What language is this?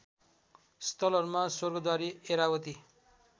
Nepali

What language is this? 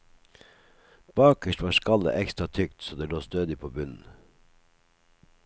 Norwegian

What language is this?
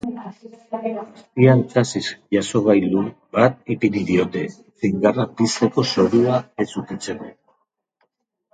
Basque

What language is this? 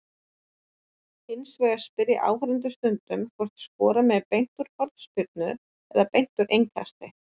Icelandic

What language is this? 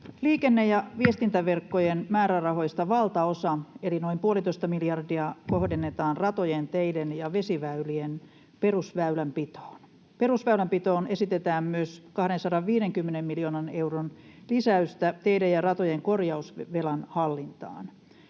Finnish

